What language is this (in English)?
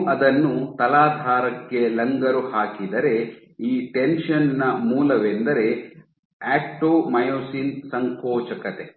Kannada